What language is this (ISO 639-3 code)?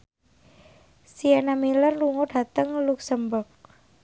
jav